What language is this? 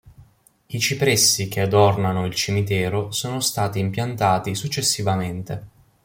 Italian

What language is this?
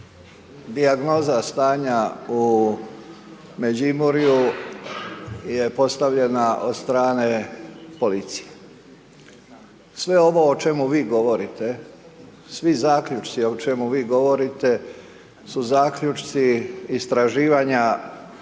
Croatian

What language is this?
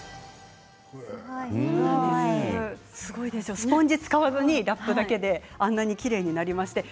Japanese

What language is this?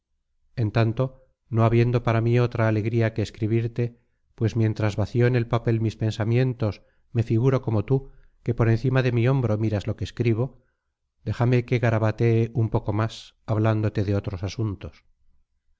Spanish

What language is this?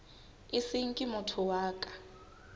Southern Sotho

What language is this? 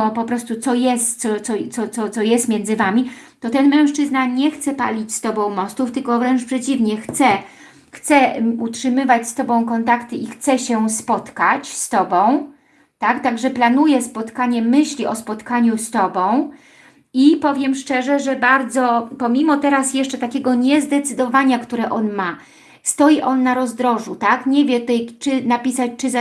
Polish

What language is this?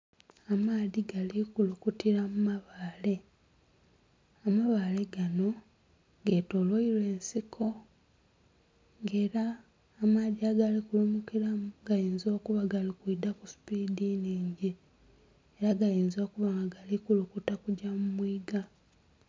Soga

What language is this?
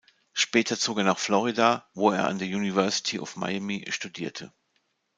German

